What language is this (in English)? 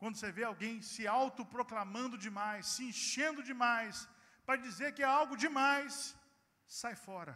Portuguese